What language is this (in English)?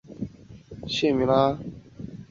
Chinese